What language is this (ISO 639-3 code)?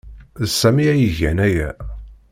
kab